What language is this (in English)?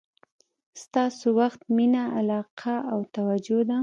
Pashto